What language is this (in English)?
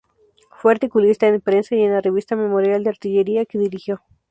Spanish